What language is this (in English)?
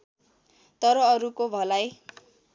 Nepali